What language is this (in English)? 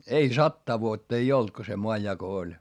Finnish